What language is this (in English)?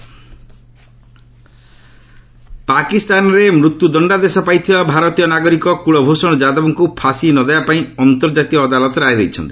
Odia